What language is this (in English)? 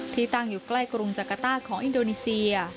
Thai